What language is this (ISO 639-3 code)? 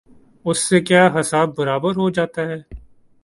urd